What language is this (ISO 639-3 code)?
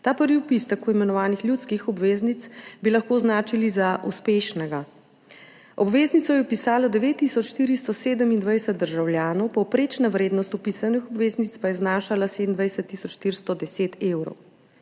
slv